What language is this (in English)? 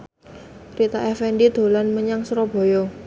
Javanese